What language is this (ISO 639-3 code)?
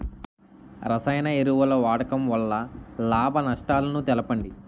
tel